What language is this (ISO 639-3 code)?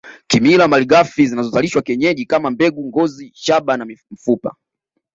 swa